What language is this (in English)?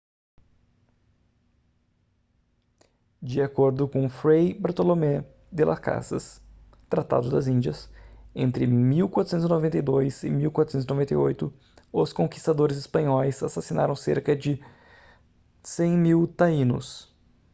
Portuguese